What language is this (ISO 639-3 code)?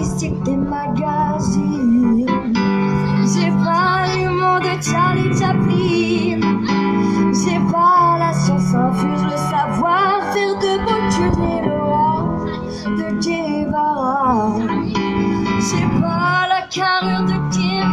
spa